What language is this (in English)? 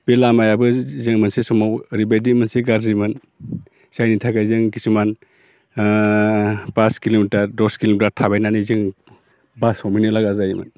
Bodo